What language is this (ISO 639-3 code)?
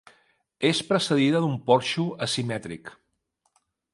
cat